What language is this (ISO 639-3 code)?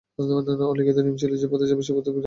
ben